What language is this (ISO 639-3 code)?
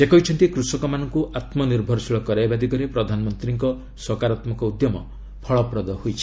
ori